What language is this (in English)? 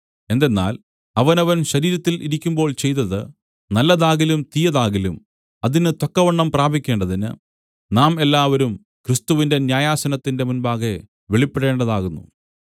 Malayalam